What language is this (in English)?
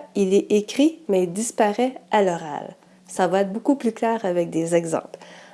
French